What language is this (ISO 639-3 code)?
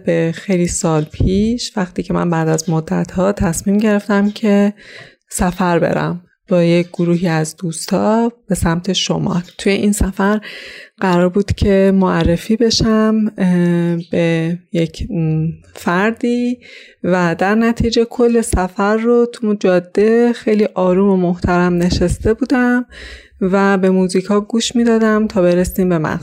fas